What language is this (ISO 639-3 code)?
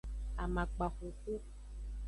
ajg